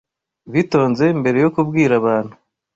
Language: Kinyarwanda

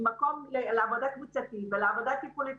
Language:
Hebrew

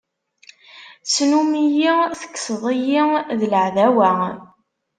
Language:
Kabyle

